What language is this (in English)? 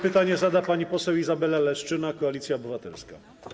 Polish